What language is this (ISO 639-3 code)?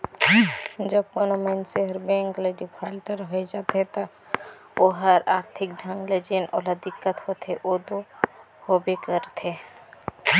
hne